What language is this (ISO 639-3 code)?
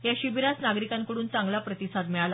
mar